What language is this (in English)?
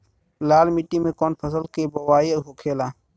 Bhojpuri